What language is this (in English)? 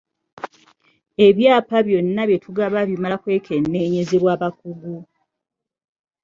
Ganda